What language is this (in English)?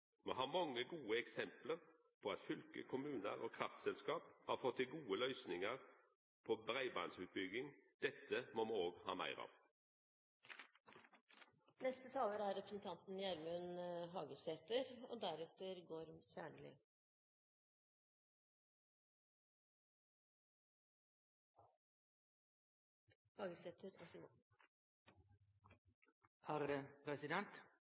Norwegian Nynorsk